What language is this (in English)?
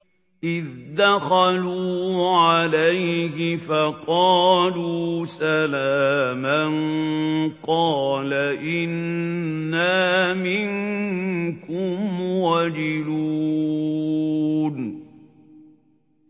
Arabic